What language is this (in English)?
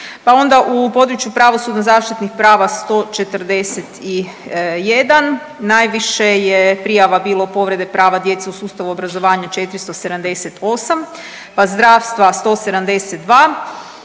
Croatian